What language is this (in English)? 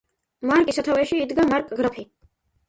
Georgian